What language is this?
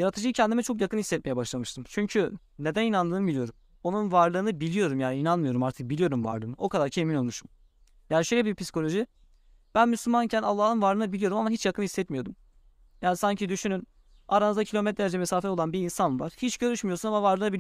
Turkish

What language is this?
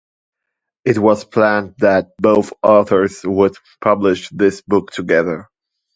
English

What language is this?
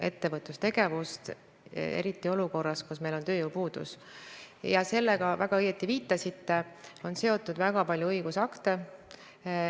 Estonian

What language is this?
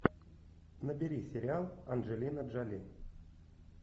Russian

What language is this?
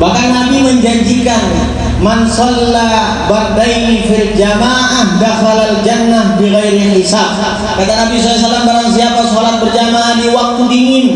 Indonesian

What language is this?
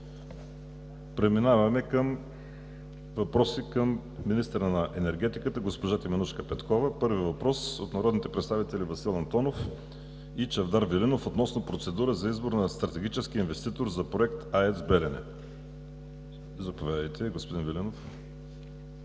Bulgarian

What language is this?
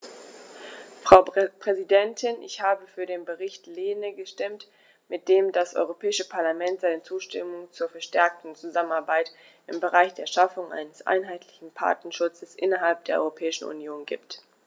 German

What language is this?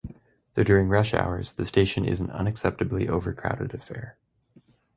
English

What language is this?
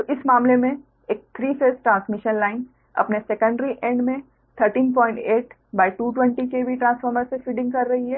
Hindi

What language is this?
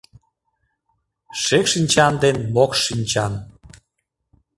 Mari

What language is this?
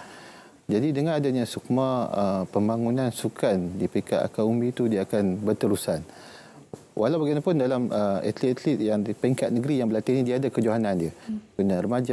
Malay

